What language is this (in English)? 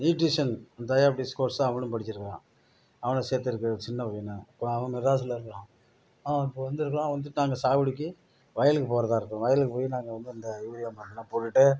Tamil